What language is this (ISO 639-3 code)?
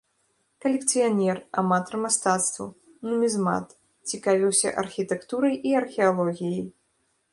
bel